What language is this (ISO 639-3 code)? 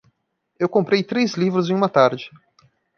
por